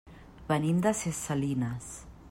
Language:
Catalan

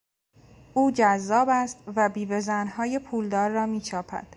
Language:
Persian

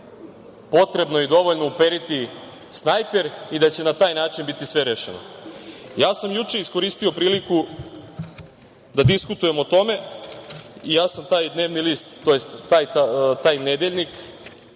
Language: Serbian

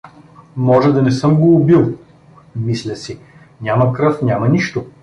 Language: Bulgarian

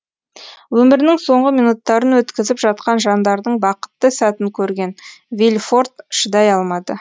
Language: Kazakh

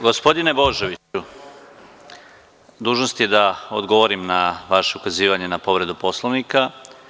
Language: Serbian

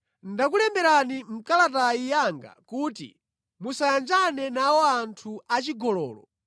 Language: Nyanja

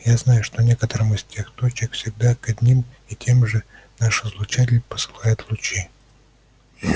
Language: Russian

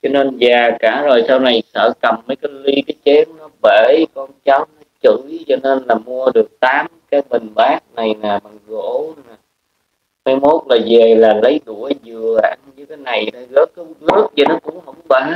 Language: Vietnamese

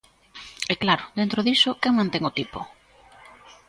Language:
Galician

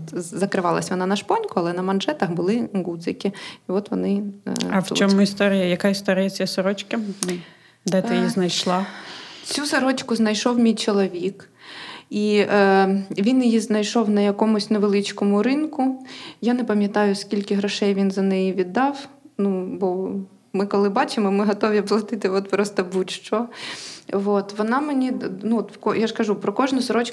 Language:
Ukrainian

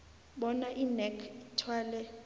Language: South Ndebele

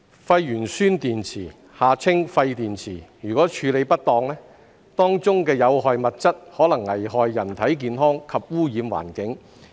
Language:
Cantonese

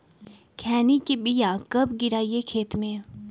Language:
Magahi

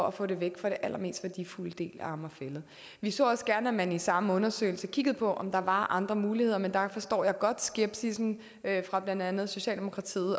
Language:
Danish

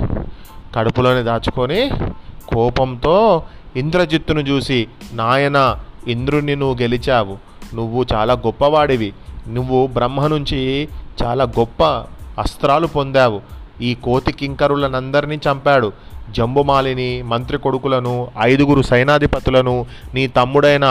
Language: Telugu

